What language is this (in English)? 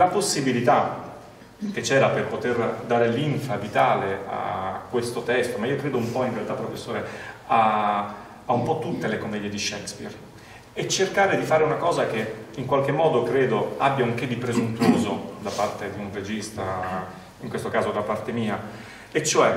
Italian